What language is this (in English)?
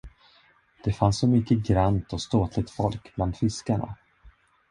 Swedish